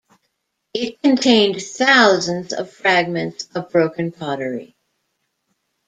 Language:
English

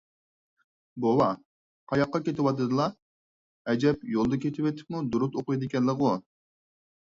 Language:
Uyghur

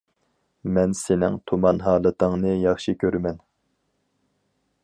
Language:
Uyghur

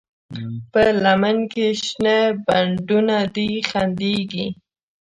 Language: Pashto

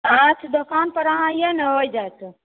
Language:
Maithili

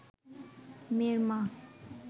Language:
Bangla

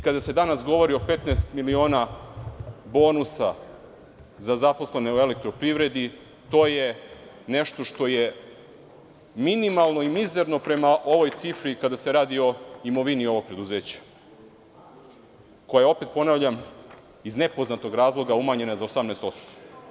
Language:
Serbian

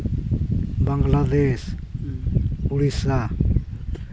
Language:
Santali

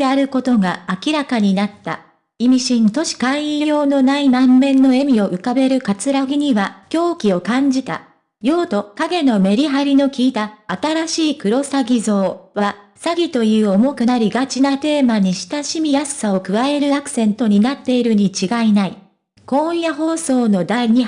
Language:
Japanese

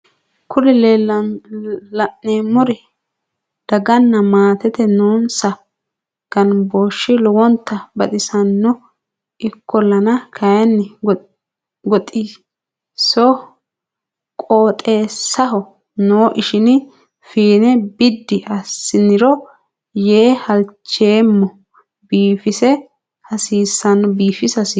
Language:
Sidamo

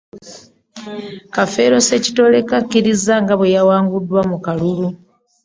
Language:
Ganda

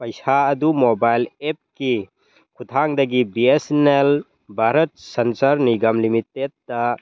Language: Manipuri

